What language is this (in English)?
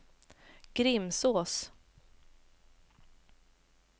Swedish